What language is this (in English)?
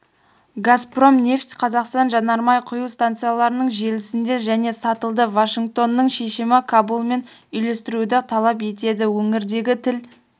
Kazakh